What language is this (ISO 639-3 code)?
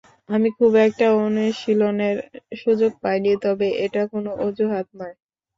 ben